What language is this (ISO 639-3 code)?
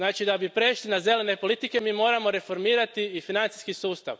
hrv